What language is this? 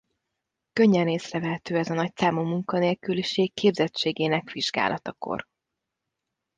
Hungarian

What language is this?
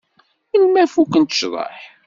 Kabyle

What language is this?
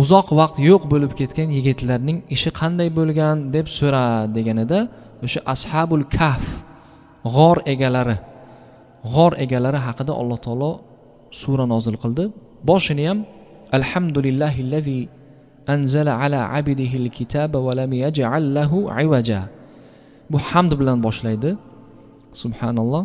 Turkish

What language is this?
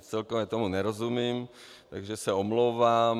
Czech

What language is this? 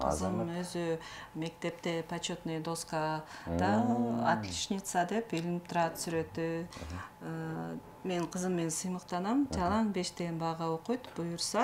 Turkish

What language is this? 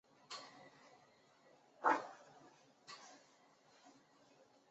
Chinese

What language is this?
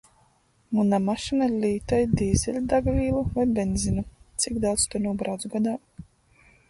Latgalian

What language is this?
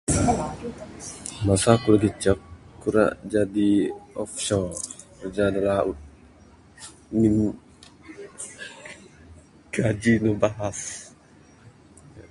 Bukar-Sadung Bidayuh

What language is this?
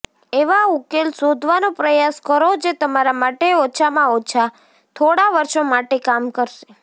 Gujarati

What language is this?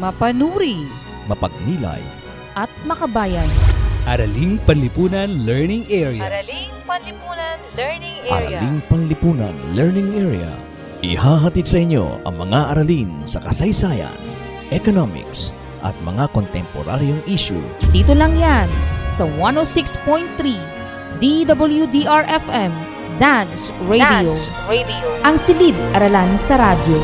Filipino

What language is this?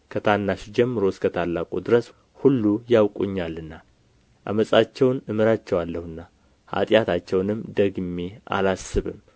Amharic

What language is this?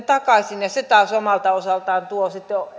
Finnish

